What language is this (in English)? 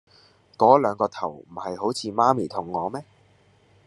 Cantonese